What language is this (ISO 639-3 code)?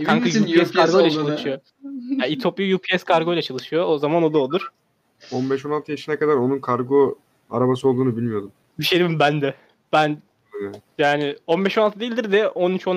tur